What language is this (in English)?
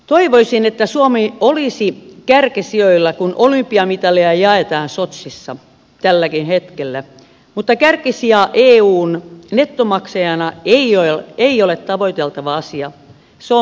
Finnish